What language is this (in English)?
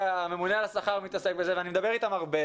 Hebrew